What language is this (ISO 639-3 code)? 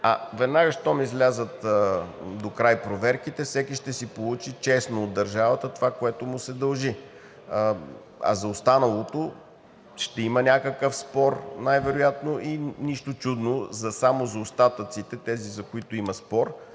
bul